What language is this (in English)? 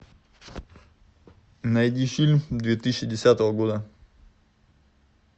Russian